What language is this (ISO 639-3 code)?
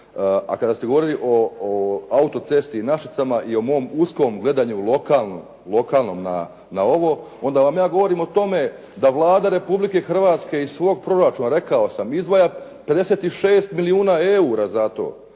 hrv